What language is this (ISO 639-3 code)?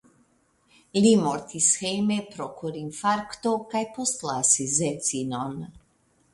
epo